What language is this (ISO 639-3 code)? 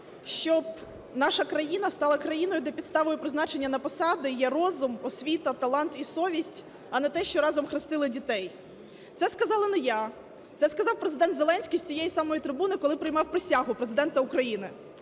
ukr